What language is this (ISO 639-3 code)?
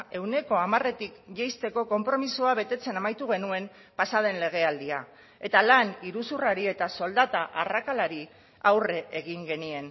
eus